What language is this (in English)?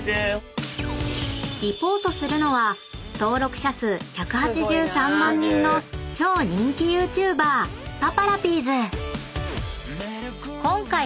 Japanese